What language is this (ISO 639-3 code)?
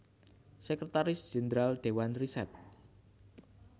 jav